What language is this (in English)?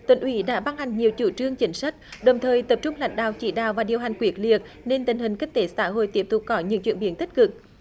Vietnamese